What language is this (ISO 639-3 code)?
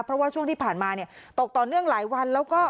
tha